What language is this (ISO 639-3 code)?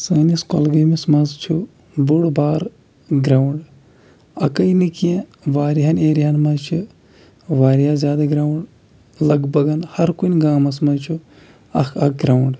kas